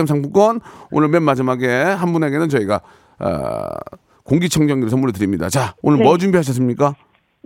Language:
Korean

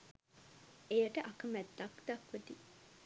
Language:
Sinhala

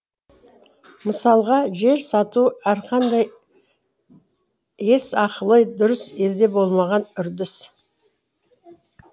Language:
Kazakh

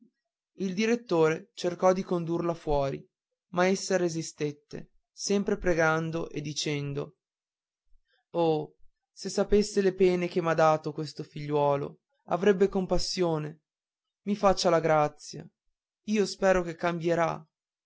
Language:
Italian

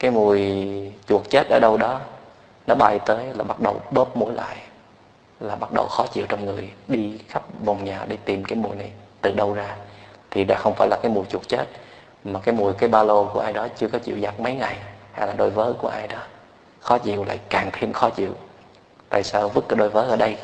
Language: Vietnamese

